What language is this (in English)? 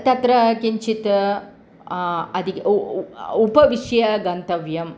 Sanskrit